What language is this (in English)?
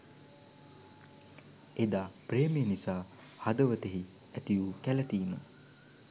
Sinhala